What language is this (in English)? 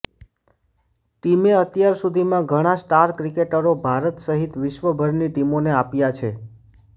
Gujarati